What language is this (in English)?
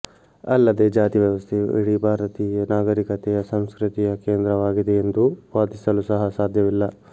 Kannada